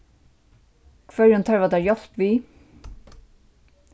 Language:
Faroese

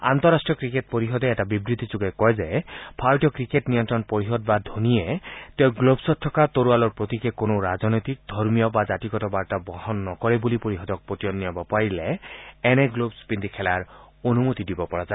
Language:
Assamese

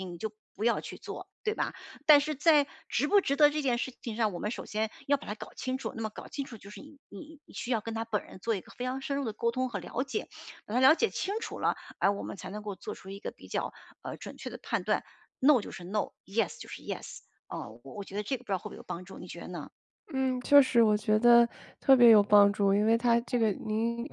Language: Chinese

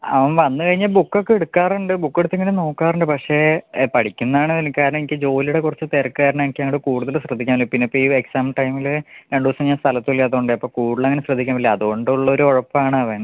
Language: Malayalam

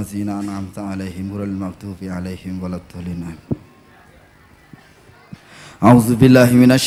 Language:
Indonesian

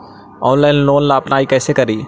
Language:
Magahi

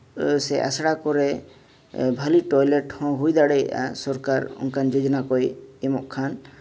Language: Santali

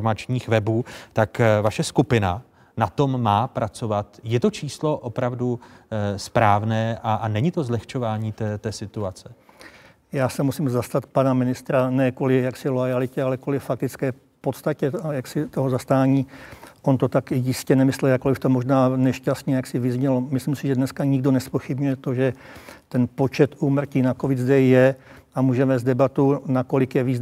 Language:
Czech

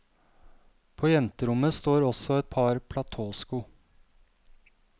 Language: Norwegian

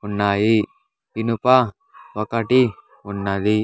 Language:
Telugu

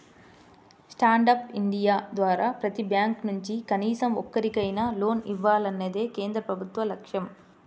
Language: Telugu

